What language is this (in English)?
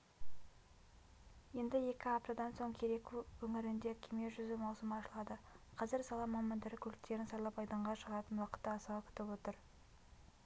Kazakh